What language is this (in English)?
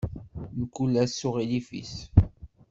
Kabyle